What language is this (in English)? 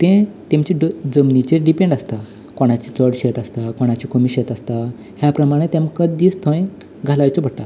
Konkani